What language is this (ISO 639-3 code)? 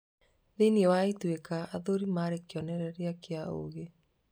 kik